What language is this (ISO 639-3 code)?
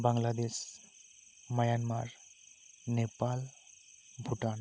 sat